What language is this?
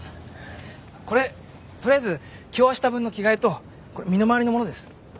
Japanese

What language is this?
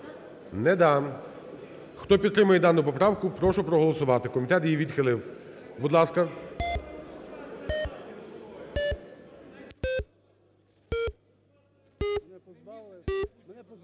Ukrainian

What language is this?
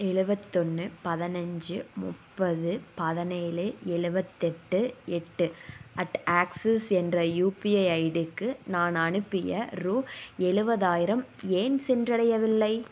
Tamil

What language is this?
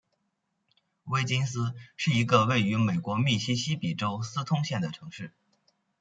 Chinese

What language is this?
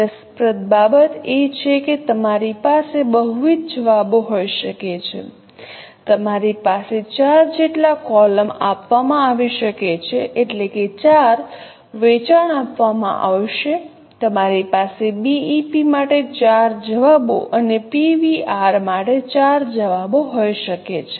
Gujarati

